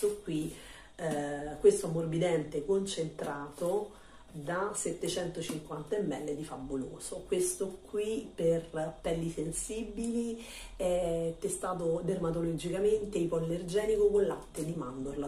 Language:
Italian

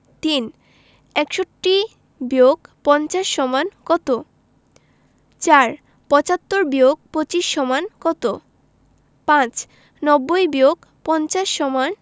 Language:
Bangla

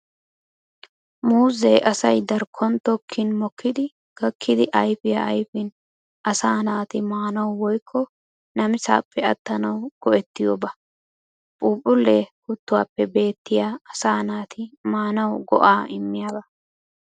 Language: Wolaytta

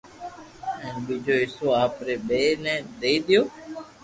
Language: Loarki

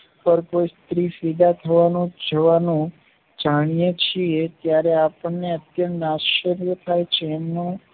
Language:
Gujarati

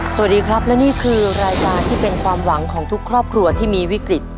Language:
Thai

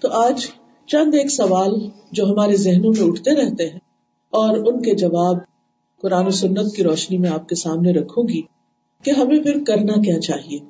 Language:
Urdu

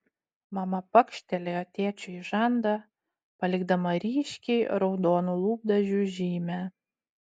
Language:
Lithuanian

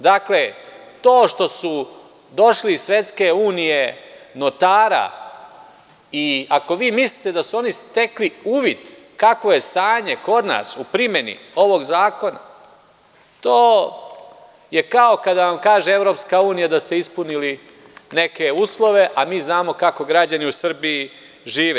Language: Serbian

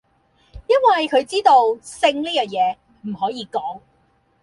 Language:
Cantonese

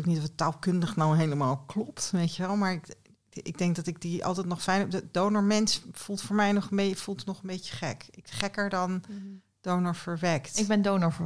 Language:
Dutch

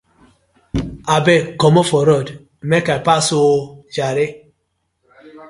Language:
Nigerian Pidgin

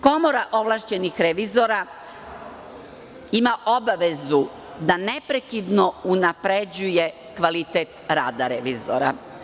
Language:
Serbian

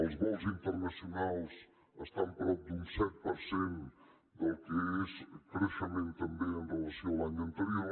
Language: Catalan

